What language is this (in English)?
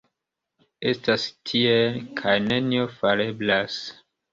Esperanto